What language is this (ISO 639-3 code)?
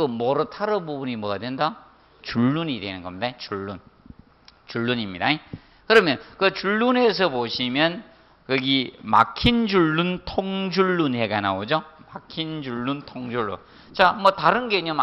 kor